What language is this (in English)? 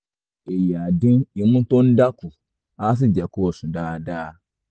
Yoruba